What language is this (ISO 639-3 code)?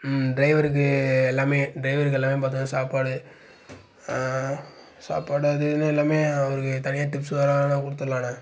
tam